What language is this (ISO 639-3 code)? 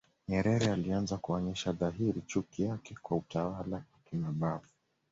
swa